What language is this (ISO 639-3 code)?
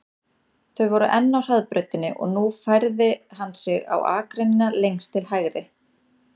isl